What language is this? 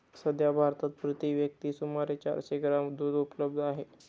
Marathi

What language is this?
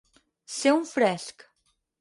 Catalan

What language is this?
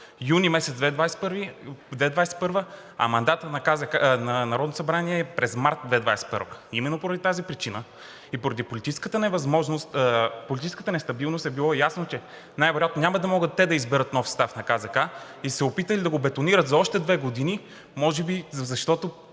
Bulgarian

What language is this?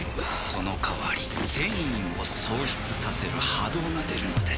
Japanese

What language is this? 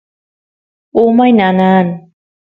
Santiago del Estero Quichua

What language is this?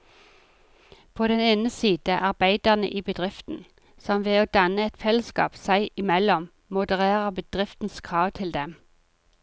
Norwegian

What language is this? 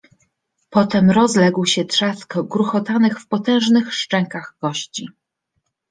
Polish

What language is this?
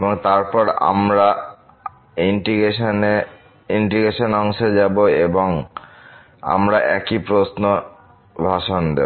Bangla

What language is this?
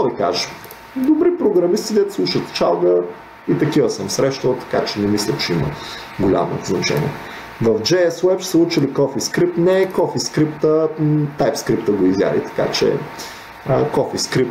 Bulgarian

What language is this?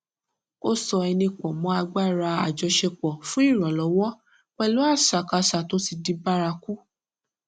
Yoruba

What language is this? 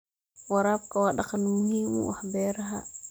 Somali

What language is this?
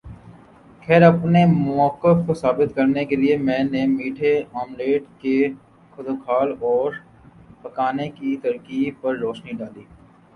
Urdu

